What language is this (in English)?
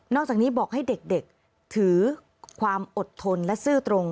Thai